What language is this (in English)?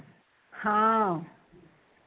Punjabi